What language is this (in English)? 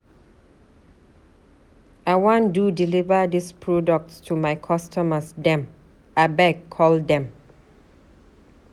Nigerian Pidgin